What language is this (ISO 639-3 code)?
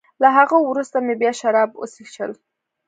pus